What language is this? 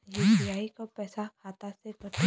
Bhojpuri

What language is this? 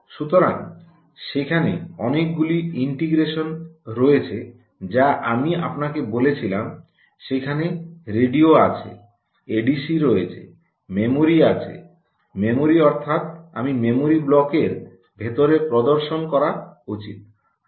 Bangla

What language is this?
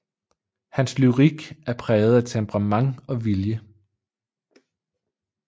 Danish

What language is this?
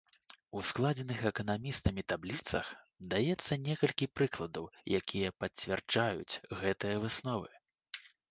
Belarusian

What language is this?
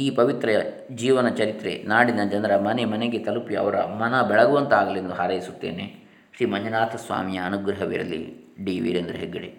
Kannada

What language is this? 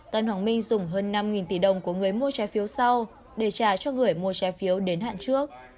Vietnamese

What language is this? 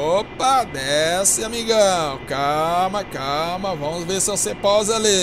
Portuguese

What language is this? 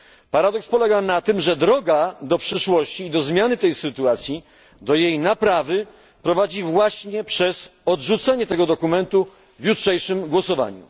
Polish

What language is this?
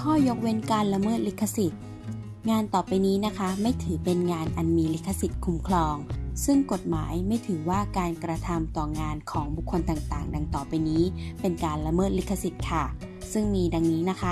Thai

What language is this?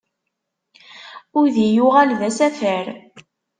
Kabyle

